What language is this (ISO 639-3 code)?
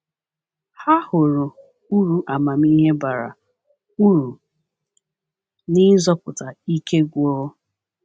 ibo